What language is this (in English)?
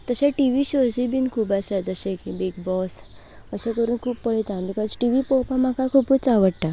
Konkani